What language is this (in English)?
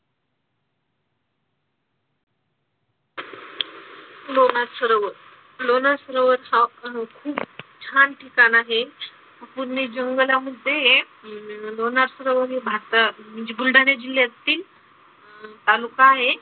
Marathi